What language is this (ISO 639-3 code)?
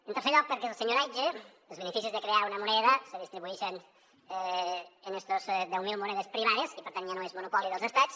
cat